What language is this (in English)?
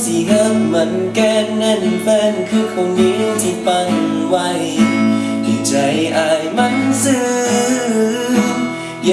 Thai